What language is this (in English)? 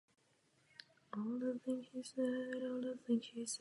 Czech